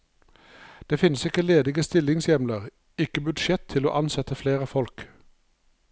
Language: Norwegian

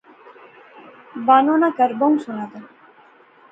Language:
Pahari-Potwari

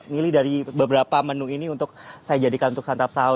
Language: Indonesian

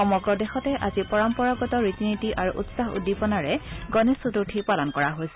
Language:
Assamese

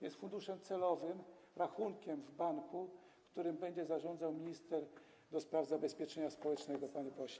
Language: Polish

